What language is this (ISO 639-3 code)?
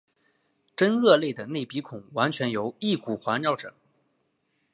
zho